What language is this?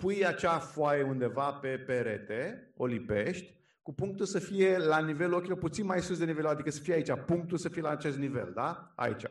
Romanian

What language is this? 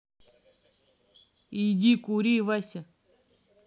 Russian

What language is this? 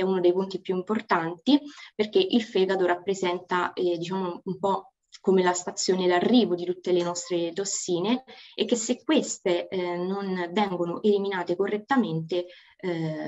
Italian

